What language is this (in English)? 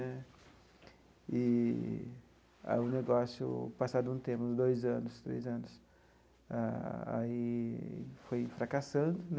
Portuguese